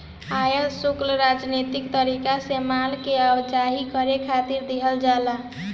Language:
Bhojpuri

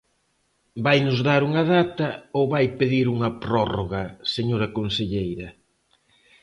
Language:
Galician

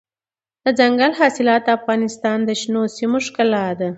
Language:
Pashto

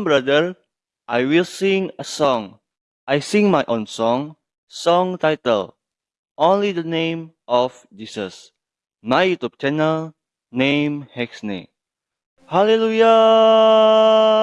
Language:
Indonesian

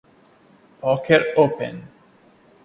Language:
English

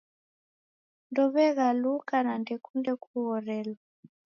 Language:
Taita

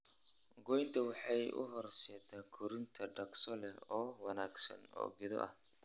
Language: Somali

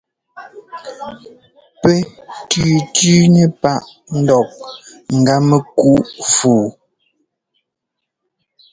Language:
Ngomba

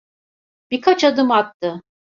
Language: Turkish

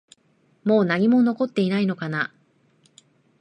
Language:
Japanese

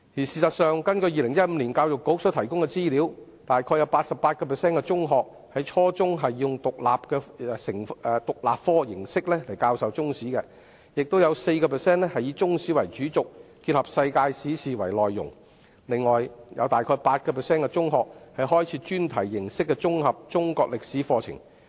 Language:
Cantonese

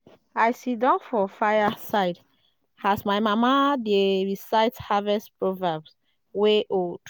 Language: Nigerian Pidgin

